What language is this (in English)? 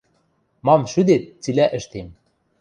Western Mari